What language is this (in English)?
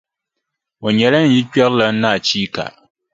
Dagbani